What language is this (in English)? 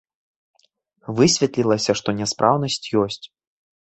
Belarusian